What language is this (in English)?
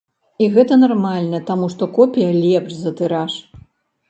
Belarusian